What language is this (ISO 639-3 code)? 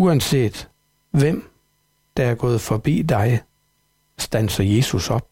dan